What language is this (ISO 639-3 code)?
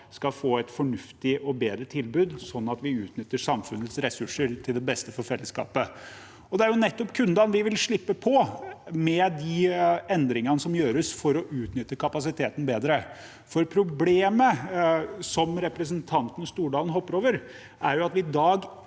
nor